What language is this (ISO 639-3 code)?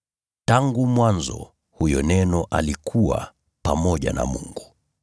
swa